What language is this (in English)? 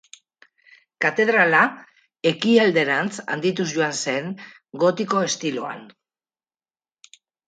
Basque